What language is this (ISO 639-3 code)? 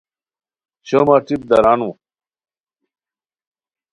khw